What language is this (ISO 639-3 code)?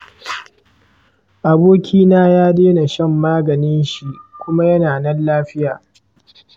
hau